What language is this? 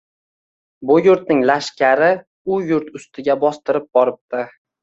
Uzbek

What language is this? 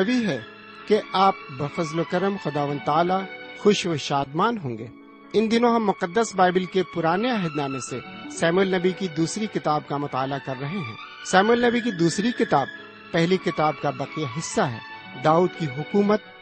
Urdu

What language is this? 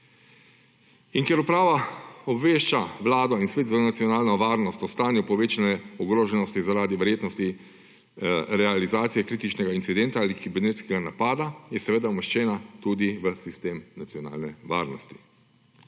Slovenian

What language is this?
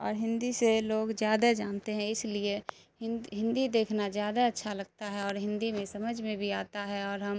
Urdu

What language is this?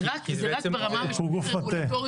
Hebrew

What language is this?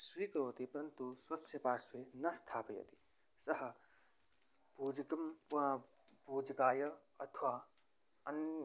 Sanskrit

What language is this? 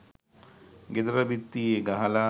Sinhala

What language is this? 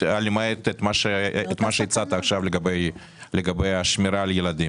Hebrew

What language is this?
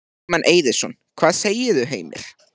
Icelandic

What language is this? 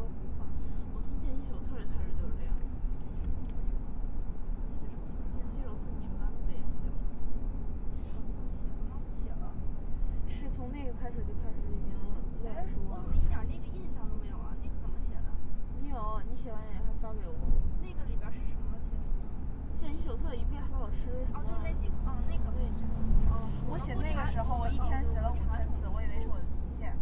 Chinese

